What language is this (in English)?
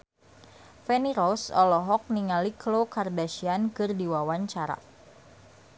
Sundanese